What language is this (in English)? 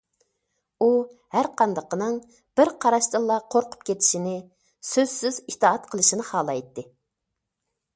Uyghur